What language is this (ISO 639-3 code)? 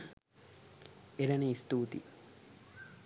sin